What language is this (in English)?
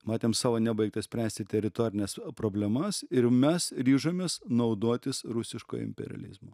Lithuanian